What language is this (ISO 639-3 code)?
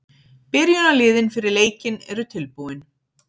isl